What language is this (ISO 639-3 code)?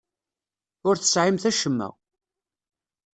kab